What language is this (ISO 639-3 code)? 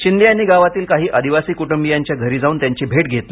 mar